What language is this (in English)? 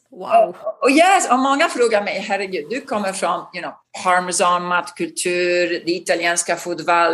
Swedish